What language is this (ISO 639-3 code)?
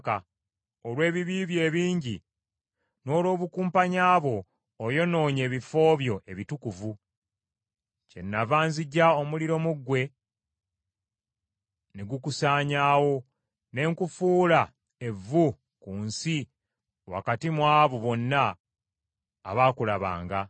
lug